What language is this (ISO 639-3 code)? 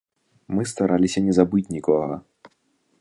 bel